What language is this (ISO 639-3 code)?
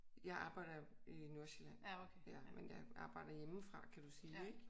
dan